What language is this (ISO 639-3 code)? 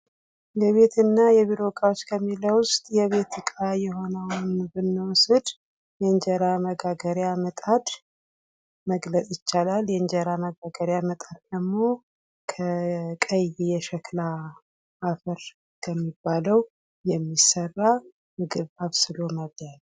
amh